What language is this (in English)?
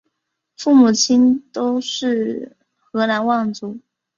Chinese